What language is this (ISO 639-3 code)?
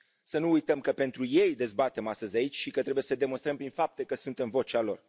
ron